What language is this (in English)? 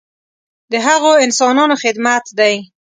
Pashto